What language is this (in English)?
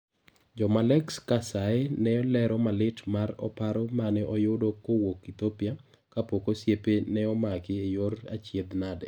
Luo (Kenya and Tanzania)